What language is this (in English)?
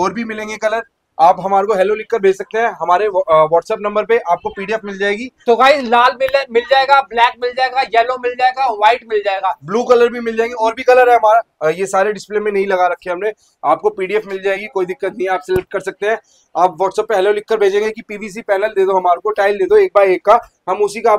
Hindi